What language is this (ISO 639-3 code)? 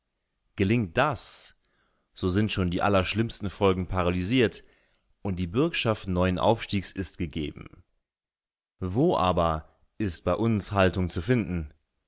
deu